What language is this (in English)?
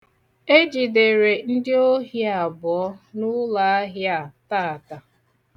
Igbo